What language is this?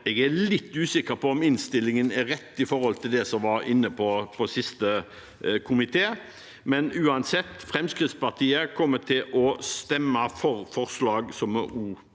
Norwegian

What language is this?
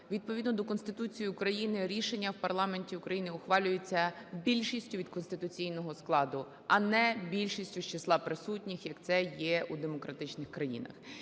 Ukrainian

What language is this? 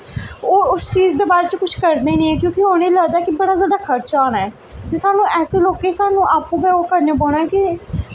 Dogri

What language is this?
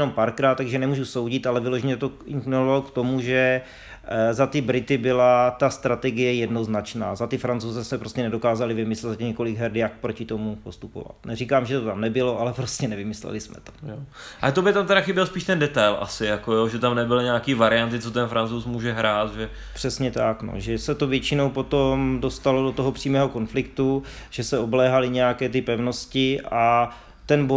Czech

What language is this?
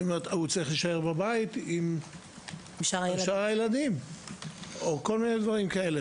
Hebrew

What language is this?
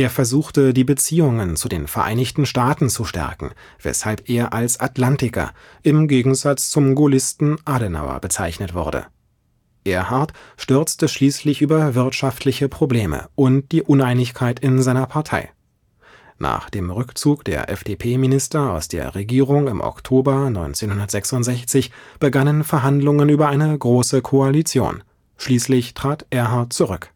German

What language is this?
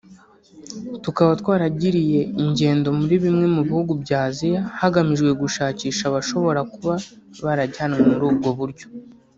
Kinyarwanda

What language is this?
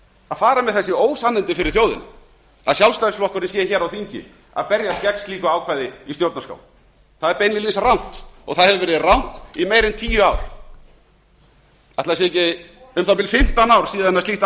Icelandic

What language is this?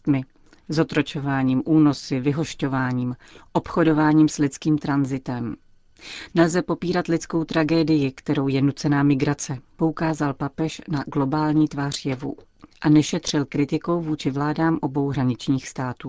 Czech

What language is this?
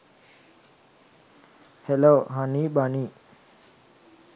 Sinhala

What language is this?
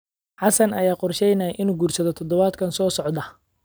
Somali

